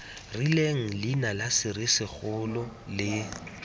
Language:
Tswana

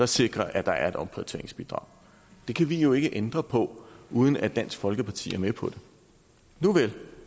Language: Danish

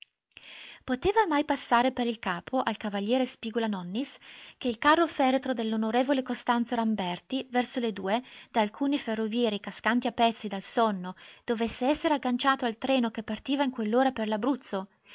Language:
Italian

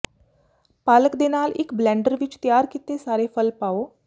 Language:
Punjabi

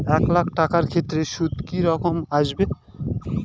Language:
Bangla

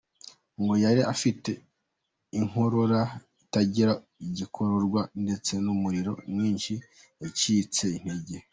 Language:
Kinyarwanda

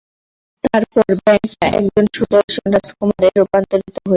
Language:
Bangla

